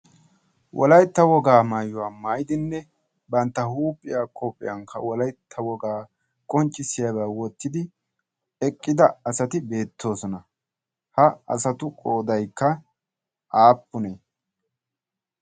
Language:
Wolaytta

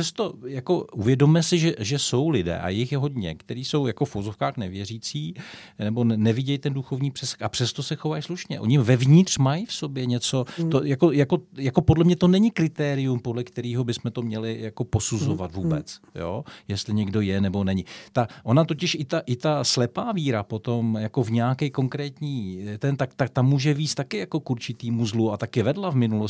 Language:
Czech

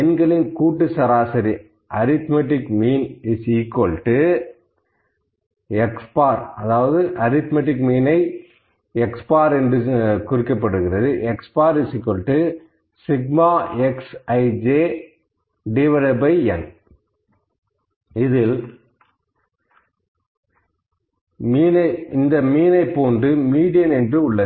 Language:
Tamil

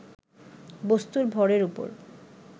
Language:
Bangla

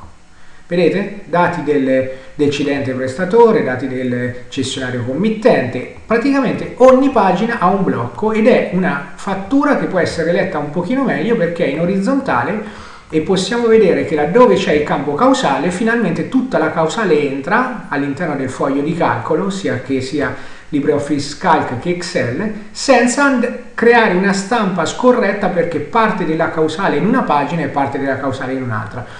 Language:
Italian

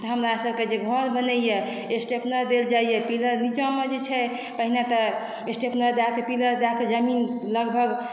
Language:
Maithili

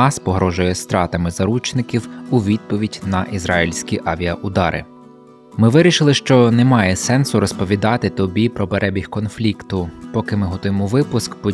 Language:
Ukrainian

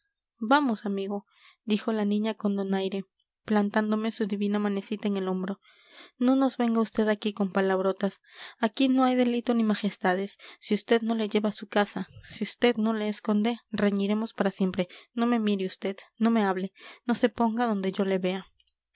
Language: Spanish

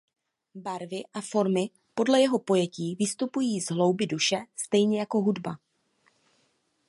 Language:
Czech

